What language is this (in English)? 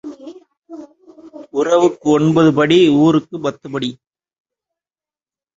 Tamil